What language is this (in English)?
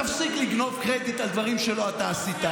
Hebrew